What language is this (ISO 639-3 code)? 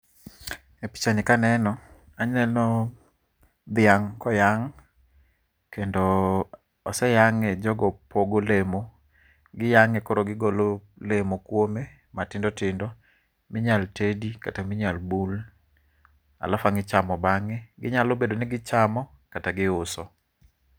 luo